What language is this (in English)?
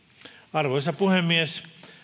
Finnish